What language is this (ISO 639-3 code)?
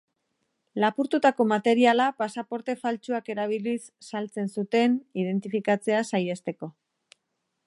eus